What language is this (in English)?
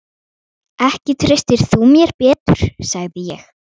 Icelandic